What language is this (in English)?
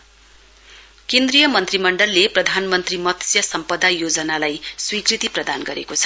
Nepali